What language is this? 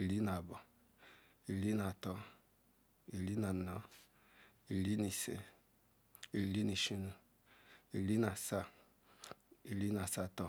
Ikwere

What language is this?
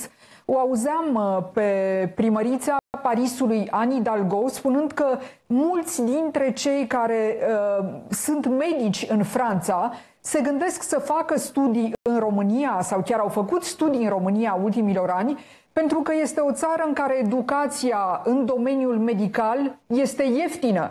Romanian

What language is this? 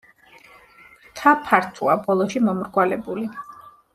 Georgian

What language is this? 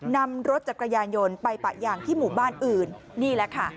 Thai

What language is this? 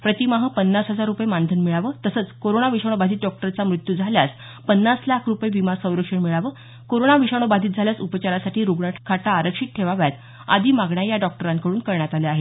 Marathi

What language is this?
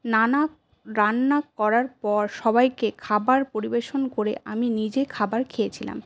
Bangla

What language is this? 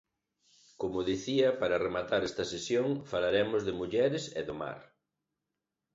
Galician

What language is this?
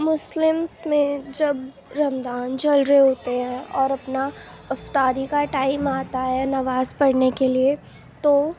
Urdu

